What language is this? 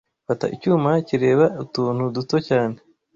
Kinyarwanda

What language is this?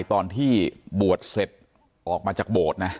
Thai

